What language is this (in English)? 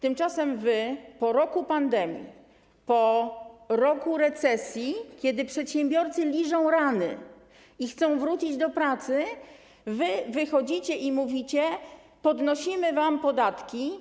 Polish